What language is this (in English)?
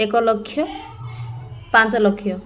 Odia